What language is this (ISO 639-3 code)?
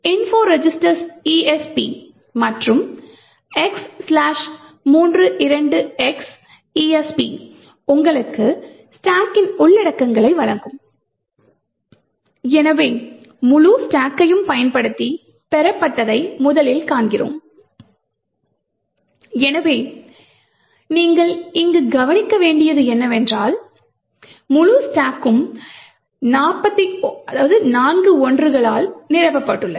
tam